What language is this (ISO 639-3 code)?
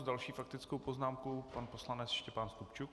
ces